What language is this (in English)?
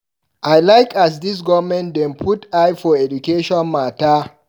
Nigerian Pidgin